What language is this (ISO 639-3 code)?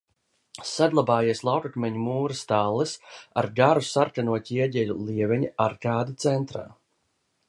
lav